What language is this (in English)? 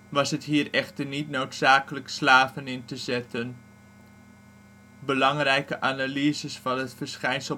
Dutch